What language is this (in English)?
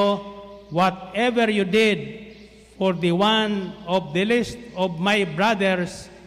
Filipino